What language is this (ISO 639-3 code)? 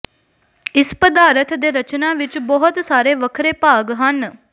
pan